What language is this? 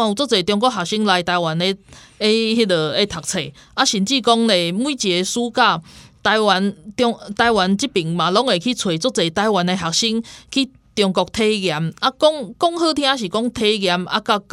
Chinese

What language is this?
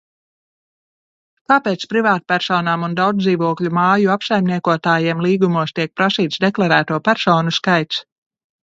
Latvian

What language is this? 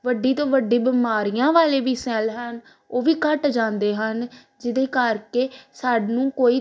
Punjabi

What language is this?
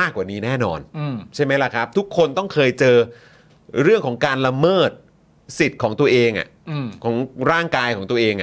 Thai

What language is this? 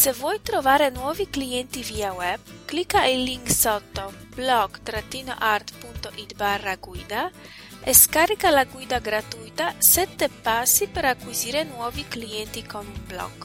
Italian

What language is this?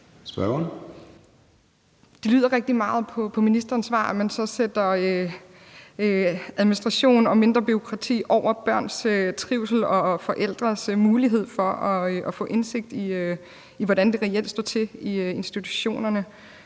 Danish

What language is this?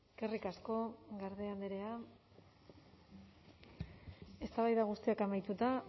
Basque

